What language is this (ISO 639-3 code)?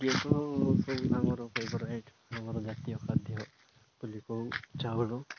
ori